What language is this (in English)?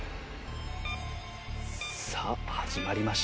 Japanese